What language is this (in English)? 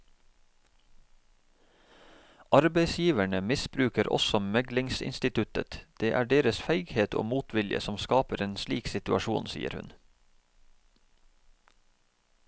Norwegian